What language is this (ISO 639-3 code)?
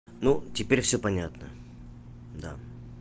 rus